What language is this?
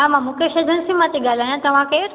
Sindhi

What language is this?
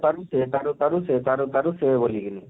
Odia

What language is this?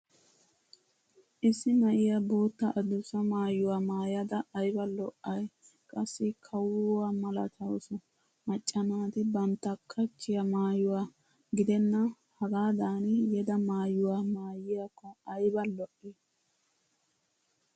Wolaytta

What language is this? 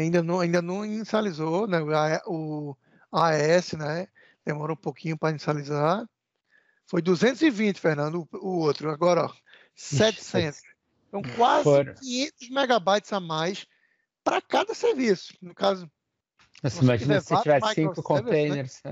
Portuguese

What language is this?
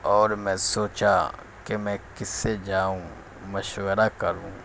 Urdu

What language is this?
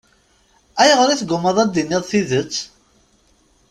Kabyle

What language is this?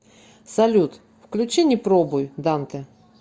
Russian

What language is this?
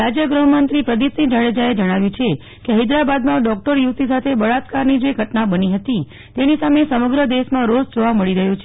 Gujarati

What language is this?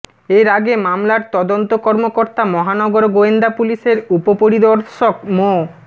Bangla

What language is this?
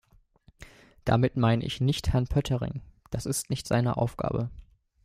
German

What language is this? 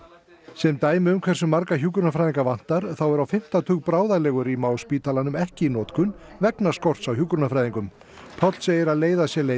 Icelandic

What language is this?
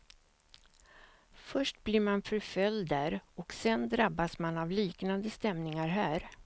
Swedish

